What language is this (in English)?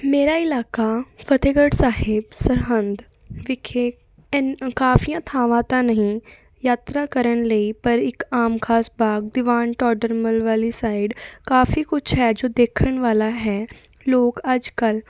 Punjabi